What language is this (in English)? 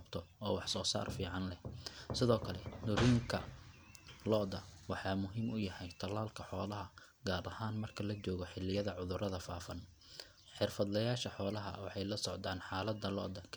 Somali